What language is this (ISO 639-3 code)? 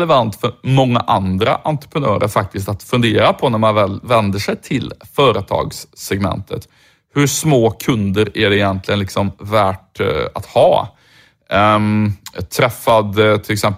swe